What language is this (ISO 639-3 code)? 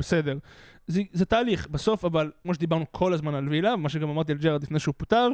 heb